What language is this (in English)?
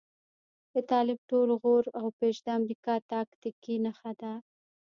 Pashto